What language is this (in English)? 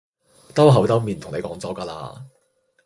Cantonese